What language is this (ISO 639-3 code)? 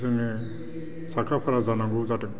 brx